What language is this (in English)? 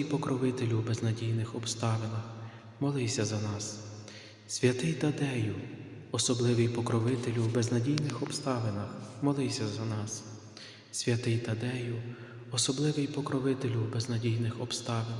Ukrainian